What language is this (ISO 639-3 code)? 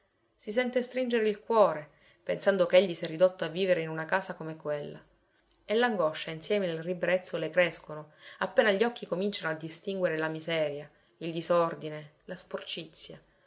ita